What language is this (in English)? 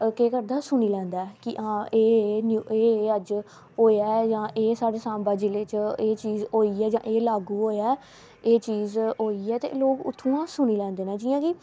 Dogri